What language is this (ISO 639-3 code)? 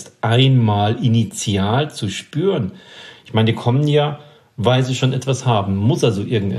deu